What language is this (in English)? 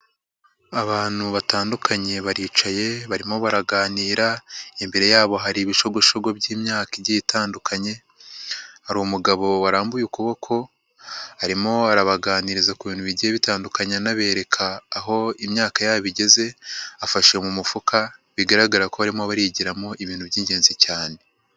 Kinyarwanda